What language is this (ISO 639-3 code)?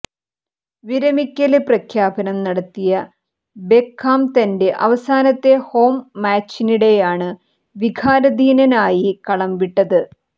mal